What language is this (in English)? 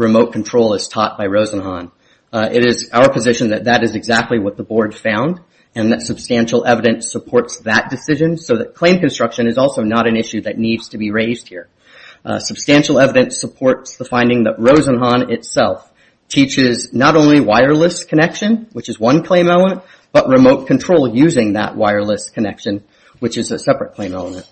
English